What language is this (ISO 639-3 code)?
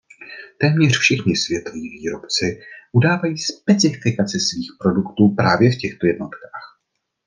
ces